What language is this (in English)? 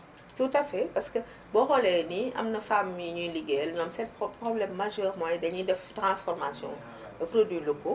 Wolof